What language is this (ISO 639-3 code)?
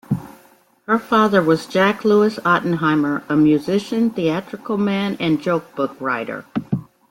eng